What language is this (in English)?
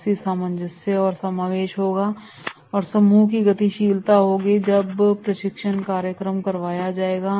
Hindi